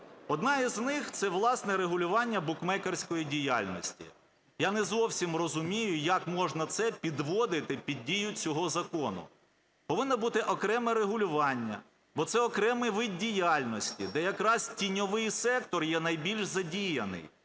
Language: Ukrainian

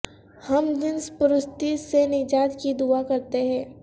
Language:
Urdu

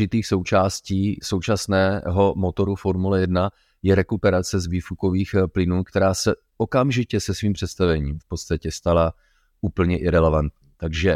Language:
Czech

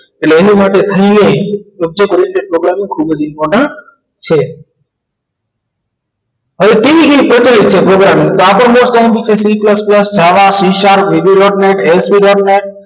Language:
Gujarati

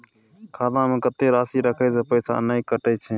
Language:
Maithili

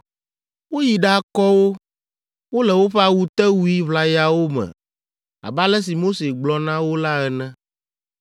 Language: Ewe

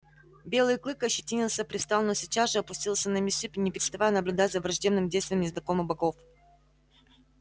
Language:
Russian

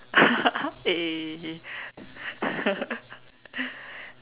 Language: English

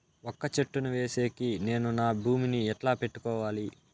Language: Telugu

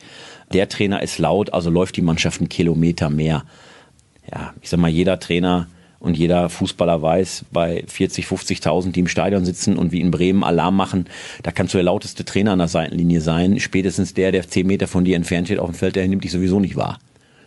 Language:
German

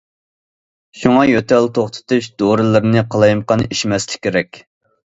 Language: Uyghur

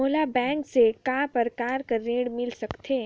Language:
Chhattisgarhi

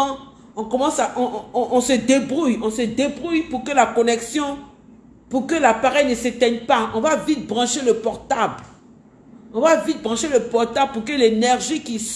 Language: French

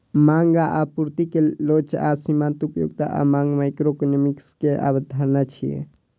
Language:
Maithili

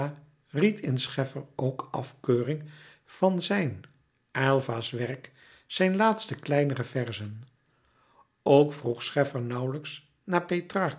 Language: Dutch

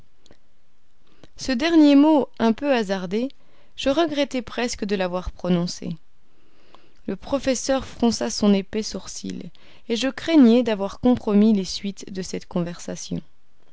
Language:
French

